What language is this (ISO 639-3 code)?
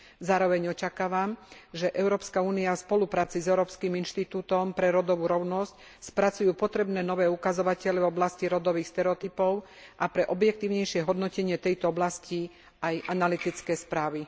slk